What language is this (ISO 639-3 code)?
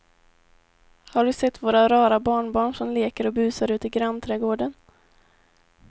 swe